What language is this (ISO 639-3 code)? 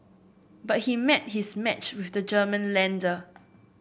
eng